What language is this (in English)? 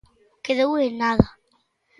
Galician